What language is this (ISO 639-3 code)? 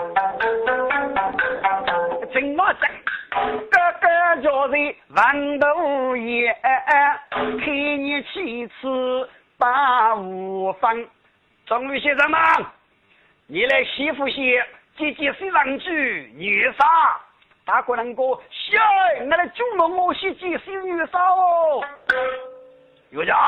zho